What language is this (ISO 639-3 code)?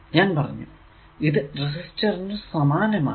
mal